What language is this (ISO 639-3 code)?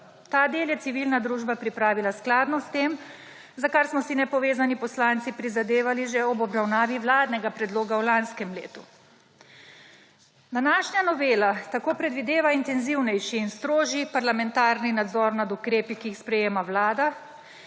slv